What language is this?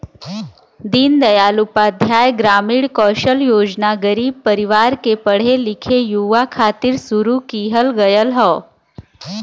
Bhojpuri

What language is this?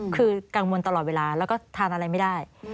Thai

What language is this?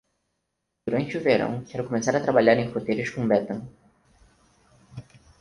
Portuguese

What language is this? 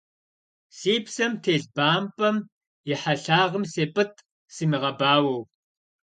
Kabardian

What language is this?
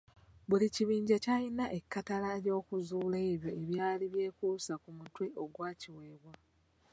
Ganda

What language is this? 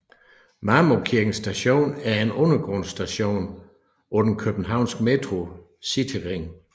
Danish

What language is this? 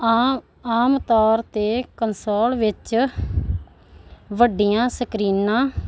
Punjabi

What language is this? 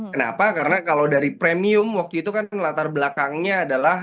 Indonesian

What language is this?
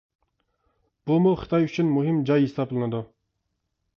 Uyghur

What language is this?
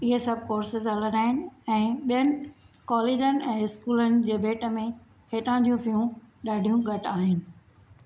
Sindhi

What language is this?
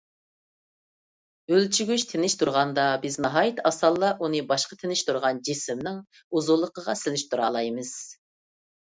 Uyghur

